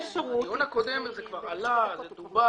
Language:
Hebrew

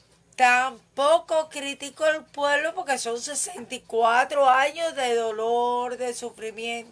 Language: Spanish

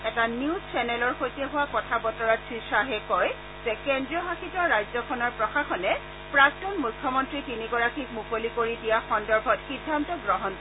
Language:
Assamese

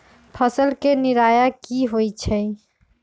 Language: Magahi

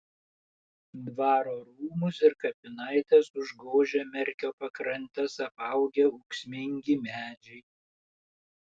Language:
Lithuanian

